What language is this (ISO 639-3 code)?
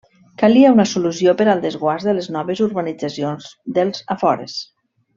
cat